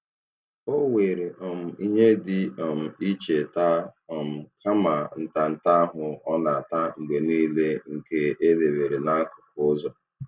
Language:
Igbo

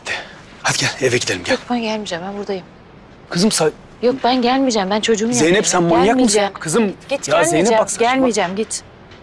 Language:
Turkish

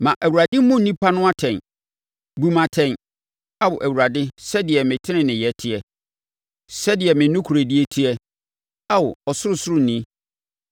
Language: Akan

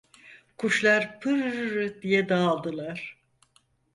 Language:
Turkish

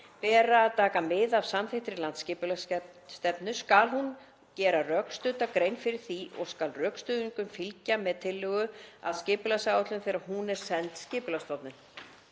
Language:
Icelandic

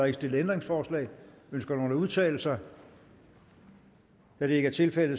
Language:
Danish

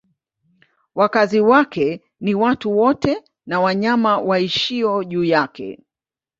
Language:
Swahili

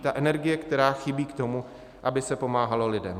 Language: Czech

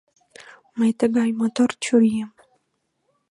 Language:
Mari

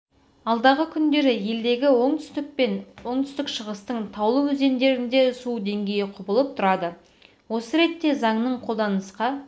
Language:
Kazakh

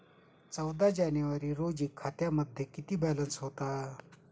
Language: Marathi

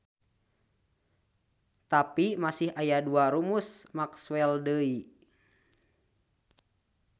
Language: Sundanese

